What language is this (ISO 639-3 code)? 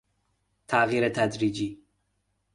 fas